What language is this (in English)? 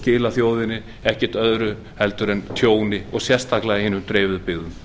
Icelandic